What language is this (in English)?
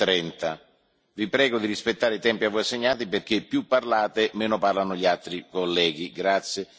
Italian